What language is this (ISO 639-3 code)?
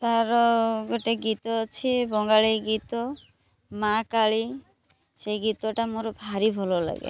ori